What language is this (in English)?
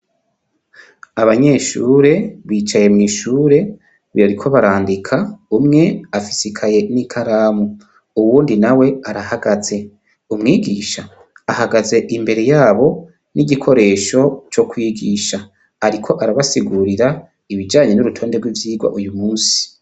Rundi